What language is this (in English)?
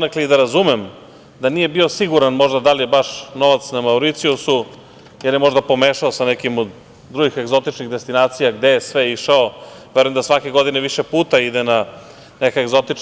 Serbian